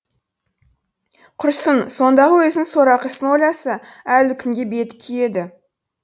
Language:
Kazakh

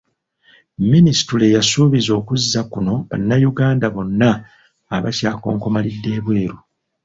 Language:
Ganda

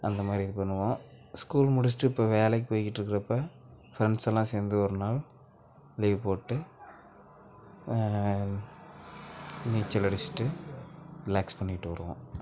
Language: Tamil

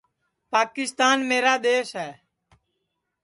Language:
Sansi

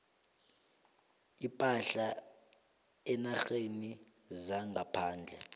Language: South Ndebele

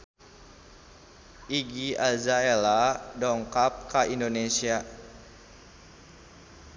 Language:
Sundanese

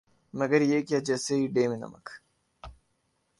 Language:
Urdu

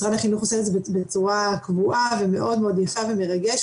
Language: Hebrew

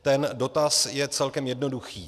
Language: Czech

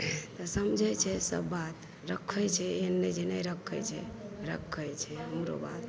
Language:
Maithili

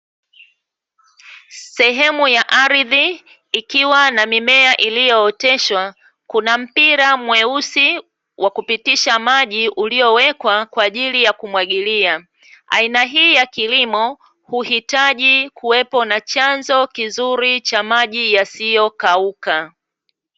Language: Swahili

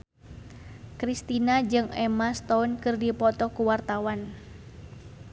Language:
Sundanese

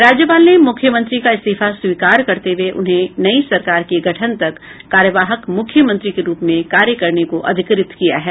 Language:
Hindi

